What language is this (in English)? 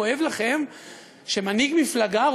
Hebrew